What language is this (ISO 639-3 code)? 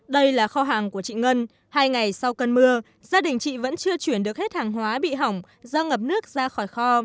vie